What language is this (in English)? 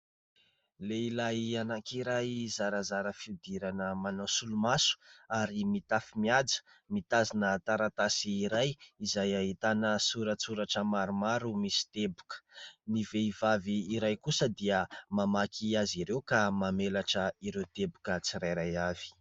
Malagasy